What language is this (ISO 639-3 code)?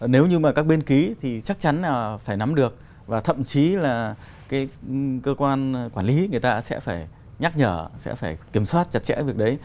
vie